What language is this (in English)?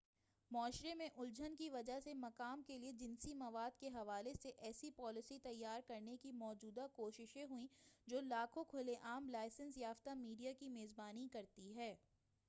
Urdu